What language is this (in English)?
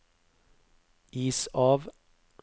Norwegian